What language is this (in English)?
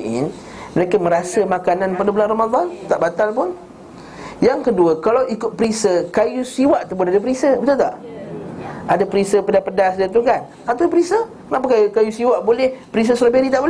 Malay